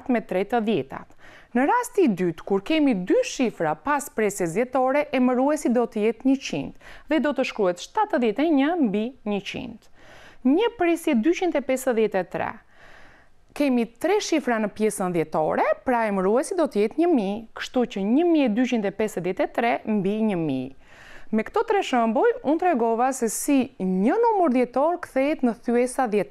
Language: Portuguese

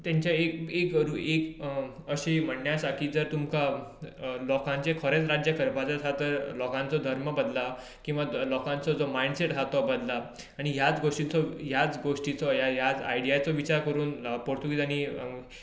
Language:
Konkani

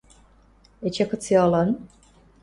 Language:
Western Mari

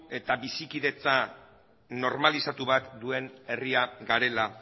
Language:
Basque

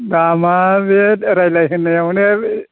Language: Bodo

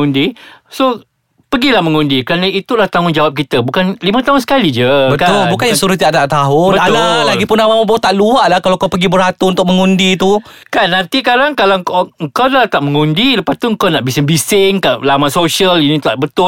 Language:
Malay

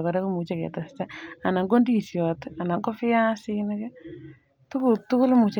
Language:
Kalenjin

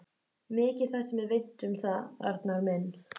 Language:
Icelandic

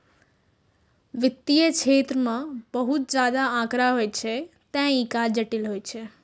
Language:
Maithili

